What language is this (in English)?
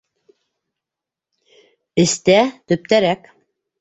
Bashkir